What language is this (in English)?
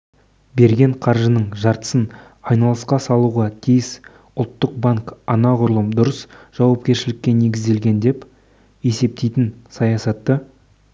Kazakh